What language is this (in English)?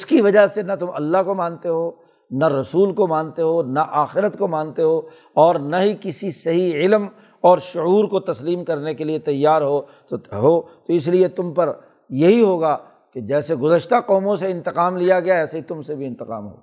Urdu